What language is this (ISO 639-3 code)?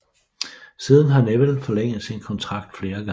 dan